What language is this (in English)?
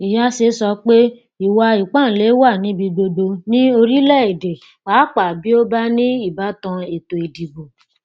Yoruba